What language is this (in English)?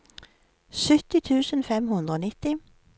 Norwegian